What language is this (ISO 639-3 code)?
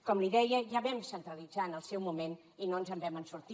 cat